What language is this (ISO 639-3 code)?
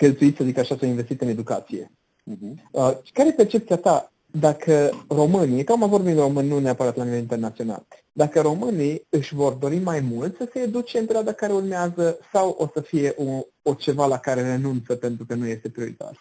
ron